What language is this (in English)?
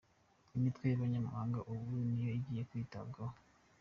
Kinyarwanda